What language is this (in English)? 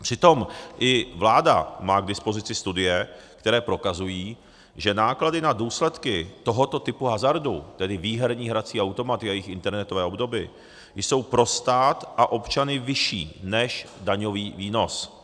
Czech